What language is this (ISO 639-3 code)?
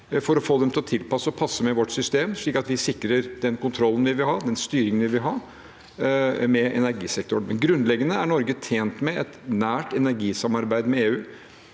nor